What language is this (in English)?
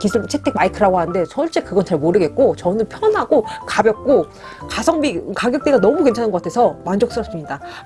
Korean